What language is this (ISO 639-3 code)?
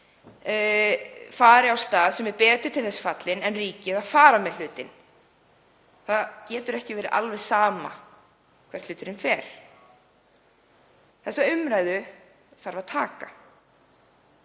isl